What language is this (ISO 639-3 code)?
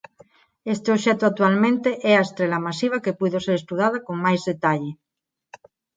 glg